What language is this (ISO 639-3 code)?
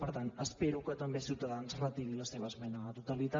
cat